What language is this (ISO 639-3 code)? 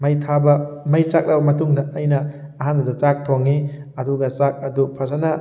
mni